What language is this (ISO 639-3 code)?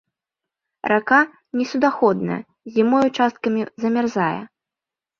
bel